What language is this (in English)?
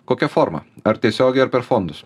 Lithuanian